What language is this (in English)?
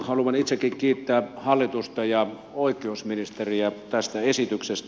Finnish